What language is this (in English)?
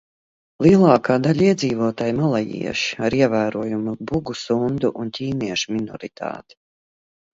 Latvian